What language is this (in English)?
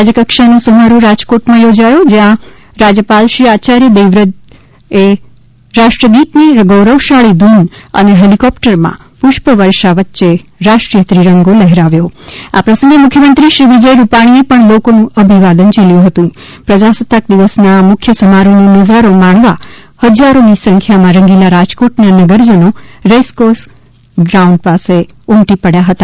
Gujarati